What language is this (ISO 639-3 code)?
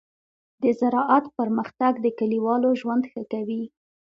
pus